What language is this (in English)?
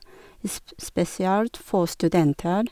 Norwegian